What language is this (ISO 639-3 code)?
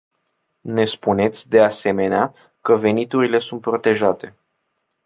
ron